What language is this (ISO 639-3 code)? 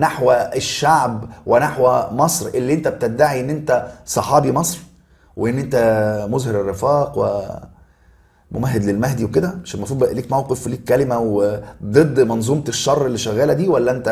ara